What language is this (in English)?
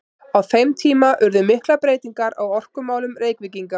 Icelandic